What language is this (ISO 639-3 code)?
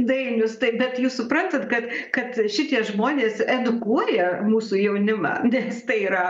lit